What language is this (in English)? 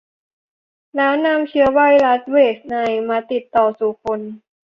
Thai